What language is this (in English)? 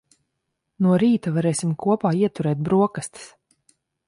Latvian